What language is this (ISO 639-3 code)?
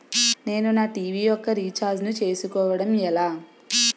tel